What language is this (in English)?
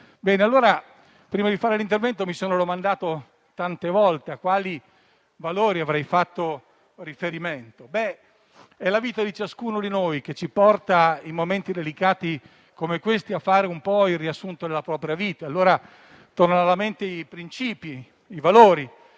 Italian